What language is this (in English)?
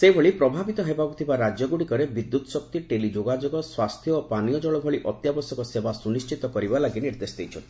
Odia